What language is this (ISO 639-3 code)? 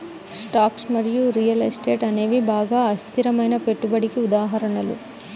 tel